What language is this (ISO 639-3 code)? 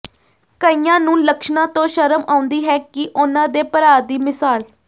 pan